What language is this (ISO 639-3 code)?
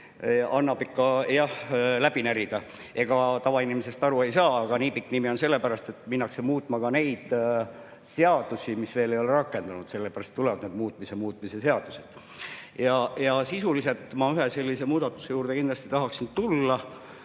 est